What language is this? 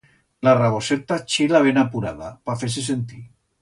Aragonese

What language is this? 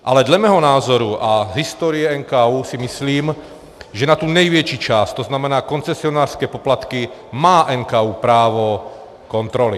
Czech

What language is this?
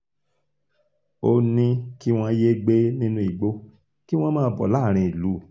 Yoruba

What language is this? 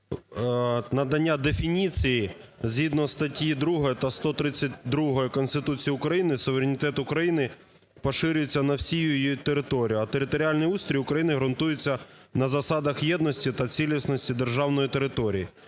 Ukrainian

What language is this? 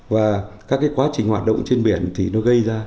Vietnamese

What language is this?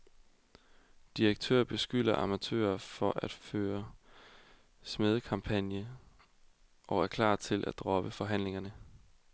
Danish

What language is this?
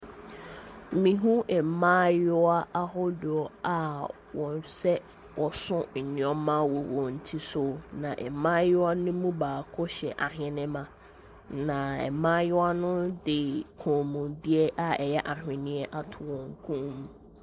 Akan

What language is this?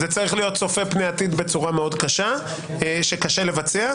Hebrew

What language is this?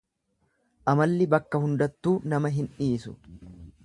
Oromo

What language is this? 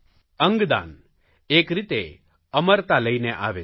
Gujarati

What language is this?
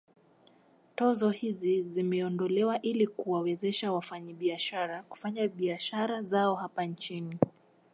Swahili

